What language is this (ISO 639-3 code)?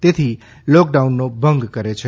guj